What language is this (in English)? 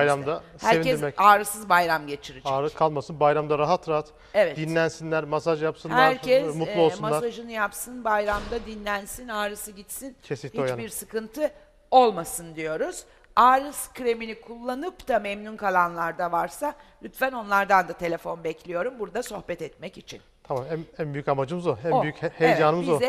Turkish